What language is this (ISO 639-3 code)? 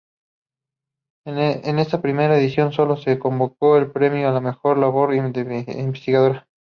spa